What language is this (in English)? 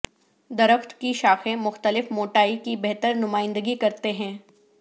Urdu